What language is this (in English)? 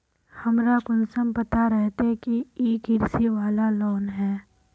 Magahi